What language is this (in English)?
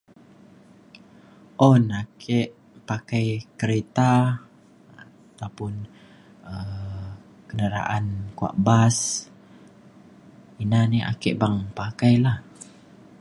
Mainstream Kenyah